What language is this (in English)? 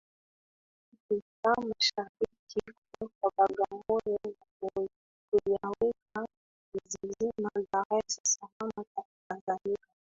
Swahili